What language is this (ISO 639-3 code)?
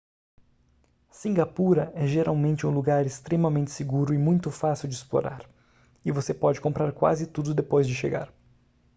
por